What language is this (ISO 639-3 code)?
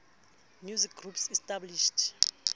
sot